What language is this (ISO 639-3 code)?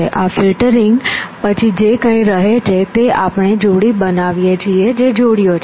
guj